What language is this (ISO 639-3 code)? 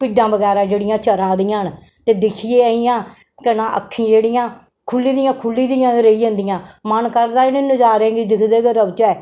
doi